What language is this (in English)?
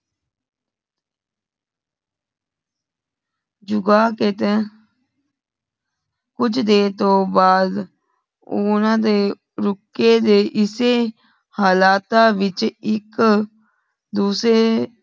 Punjabi